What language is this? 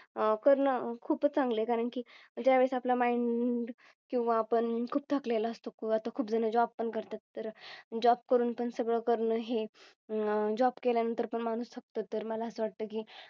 Marathi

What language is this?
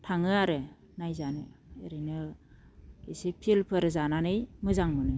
Bodo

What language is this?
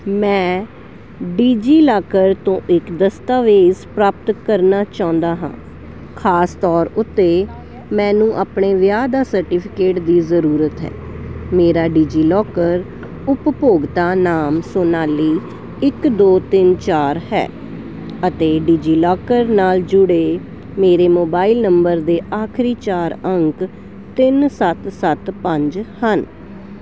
Punjabi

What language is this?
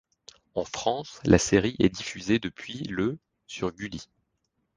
French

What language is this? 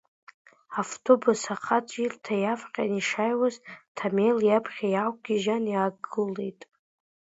Abkhazian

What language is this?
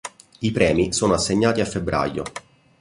Italian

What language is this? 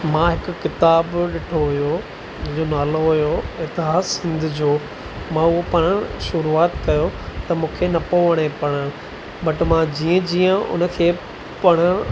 Sindhi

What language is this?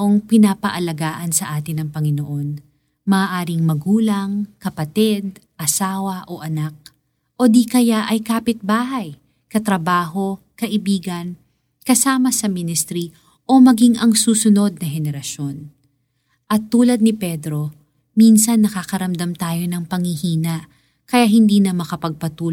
Filipino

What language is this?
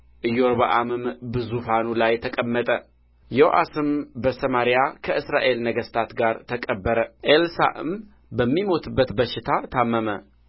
Amharic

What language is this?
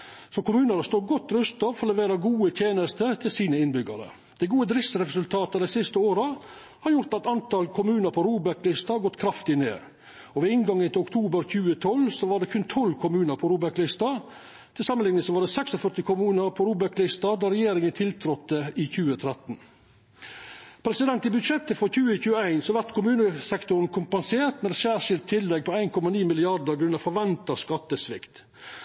Norwegian Nynorsk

